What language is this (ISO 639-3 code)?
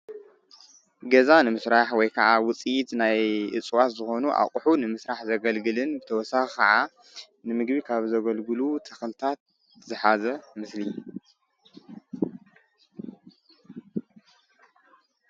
tir